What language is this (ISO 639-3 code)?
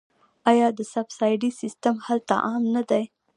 pus